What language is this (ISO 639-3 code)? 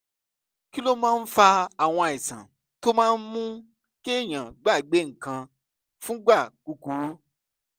yor